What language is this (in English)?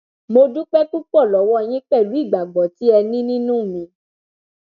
Yoruba